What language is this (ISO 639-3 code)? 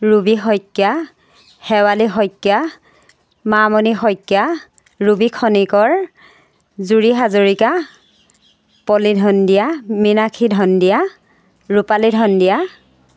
asm